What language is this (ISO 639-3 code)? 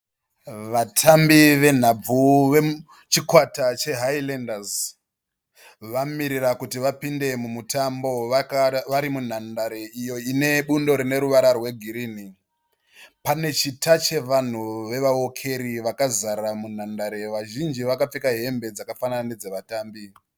sna